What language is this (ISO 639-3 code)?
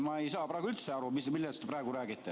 est